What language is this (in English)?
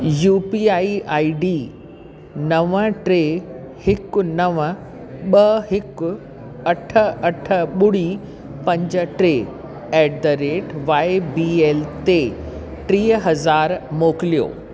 Sindhi